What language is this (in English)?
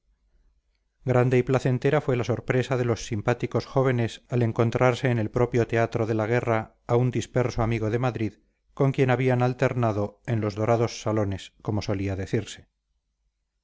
Spanish